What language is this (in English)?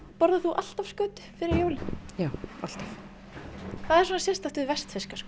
Icelandic